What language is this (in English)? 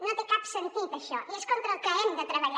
Catalan